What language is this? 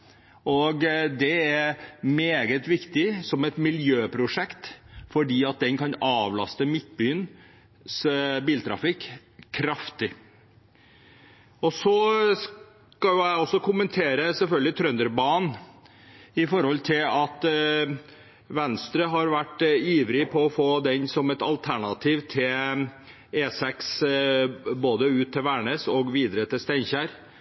Norwegian Nynorsk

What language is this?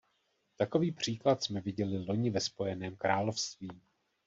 Czech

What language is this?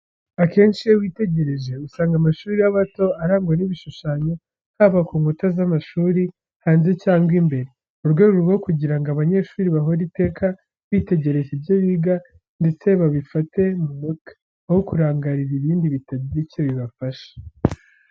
Kinyarwanda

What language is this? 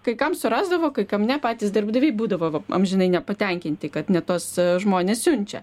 Lithuanian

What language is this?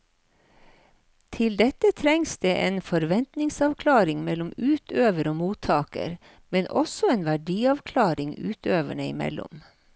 Norwegian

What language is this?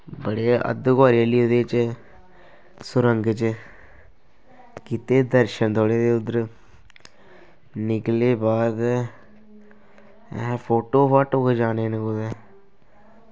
Dogri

